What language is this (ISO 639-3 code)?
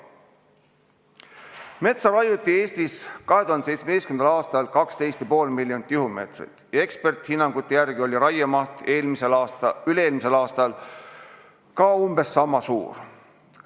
est